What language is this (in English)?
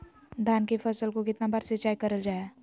Magahi